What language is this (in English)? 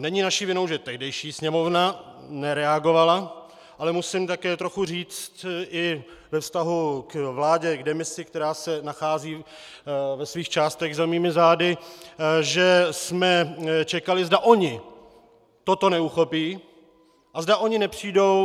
Czech